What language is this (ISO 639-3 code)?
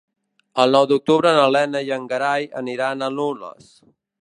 cat